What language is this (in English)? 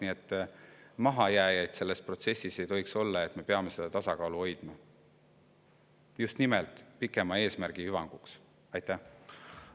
Estonian